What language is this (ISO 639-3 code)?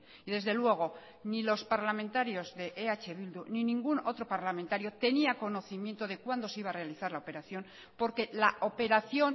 spa